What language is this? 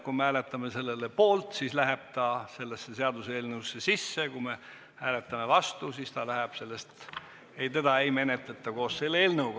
Estonian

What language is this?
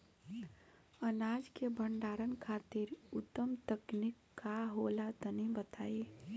Bhojpuri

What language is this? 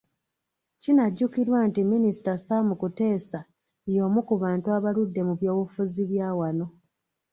Ganda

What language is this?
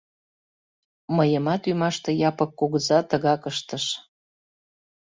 Mari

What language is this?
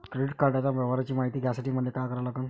Marathi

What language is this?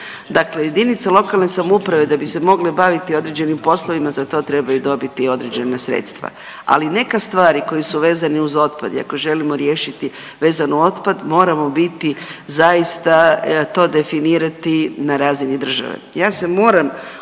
Croatian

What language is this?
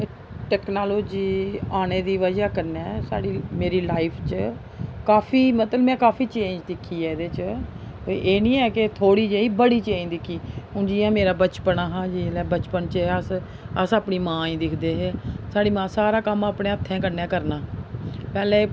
Dogri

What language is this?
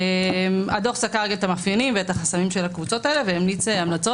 Hebrew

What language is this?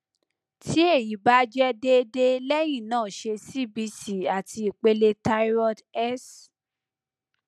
Yoruba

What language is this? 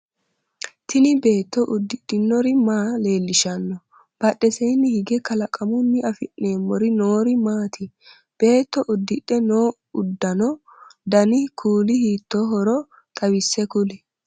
Sidamo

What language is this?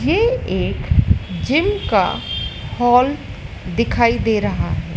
Hindi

